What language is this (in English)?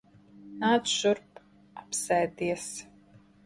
Latvian